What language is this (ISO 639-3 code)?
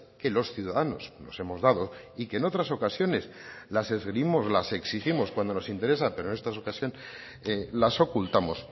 spa